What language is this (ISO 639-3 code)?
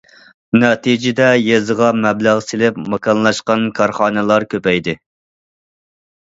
uig